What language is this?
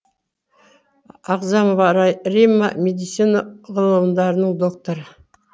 Kazakh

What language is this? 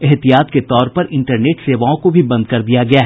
Hindi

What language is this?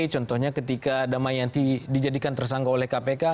Indonesian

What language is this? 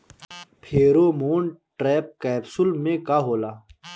Bhojpuri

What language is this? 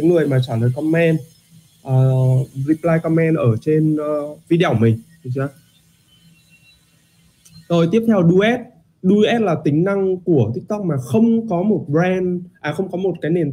Vietnamese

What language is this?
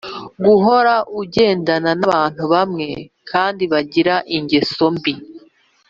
Kinyarwanda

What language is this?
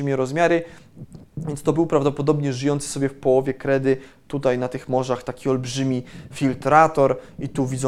Polish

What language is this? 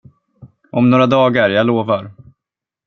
Swedish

